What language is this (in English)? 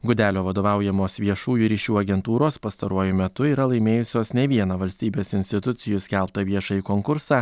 Lithuanian